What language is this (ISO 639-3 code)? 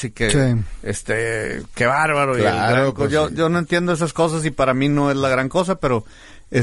spa